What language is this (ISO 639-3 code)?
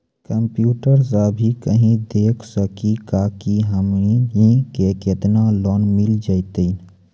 mai